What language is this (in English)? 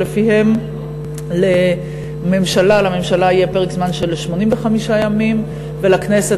Hebrew